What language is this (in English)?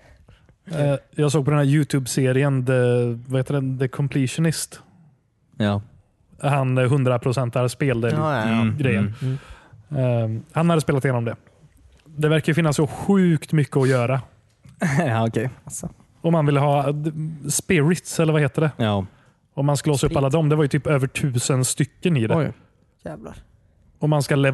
Swedish